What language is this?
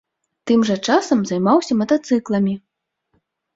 Belarusian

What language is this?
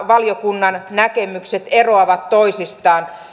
Finnish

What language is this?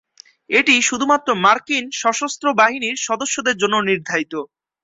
Bangla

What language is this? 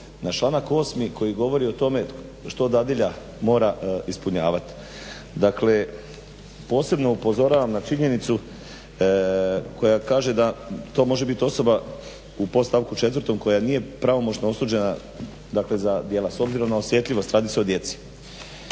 Croatian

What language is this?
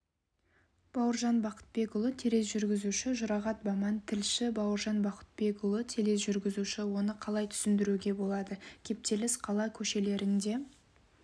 Kazakh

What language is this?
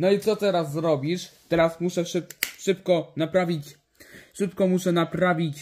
Polish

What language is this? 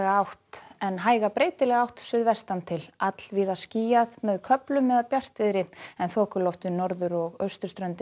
Icelandic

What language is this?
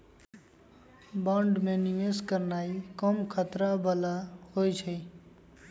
Magahi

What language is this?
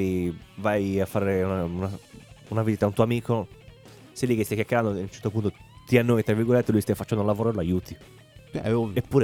Italian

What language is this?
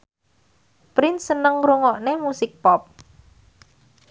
Javanese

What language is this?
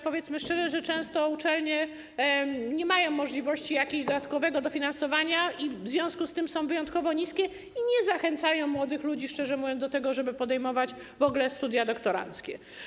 Polish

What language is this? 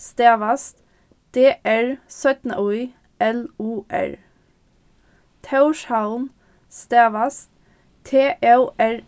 Faroese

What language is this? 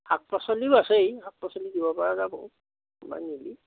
Assamese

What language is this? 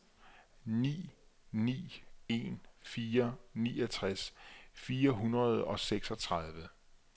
Danish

